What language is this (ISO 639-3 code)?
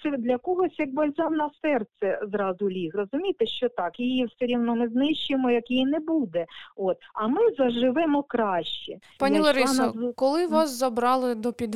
ukr